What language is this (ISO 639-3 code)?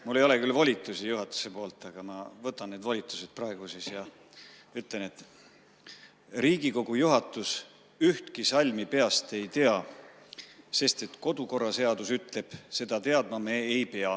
est